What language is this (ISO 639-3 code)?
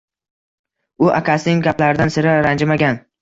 uzb